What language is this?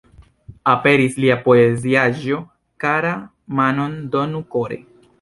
Esperanto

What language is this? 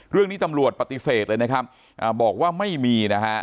Thai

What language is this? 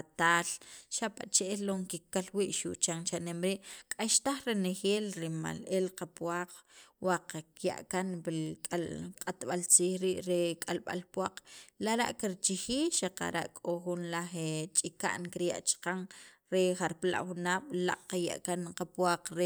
Sacapulteco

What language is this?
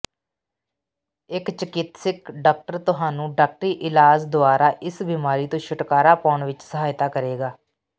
Punjabi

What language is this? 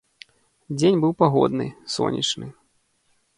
Belarusian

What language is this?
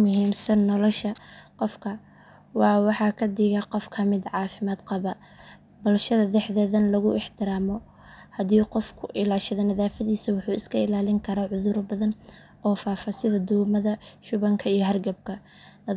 Somali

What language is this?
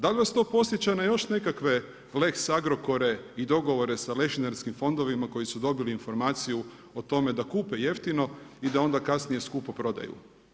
Croatian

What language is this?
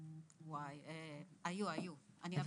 Hebrew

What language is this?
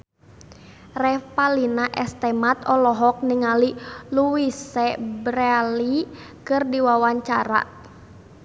Sundanese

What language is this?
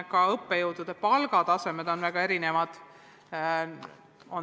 Estonian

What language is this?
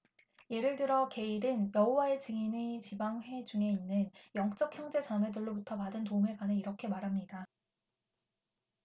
Korean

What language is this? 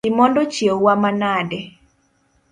Luo (Kenya and Tanzania)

